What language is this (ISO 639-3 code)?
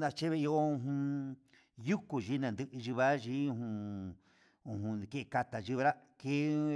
mxs